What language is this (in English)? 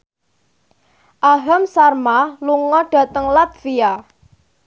Javanese